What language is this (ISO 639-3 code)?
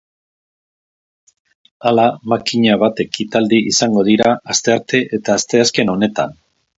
eus